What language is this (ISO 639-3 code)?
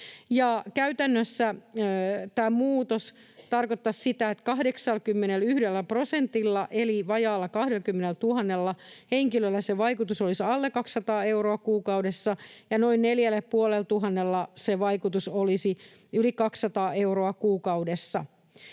fin